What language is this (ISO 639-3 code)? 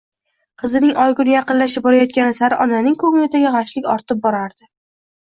uzb